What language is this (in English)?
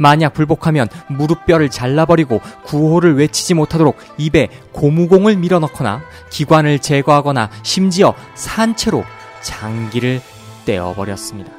Korean